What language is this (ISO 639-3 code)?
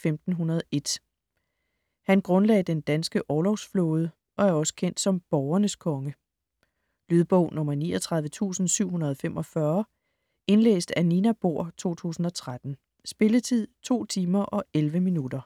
dan